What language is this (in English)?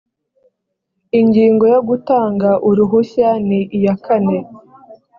Kinyarwanda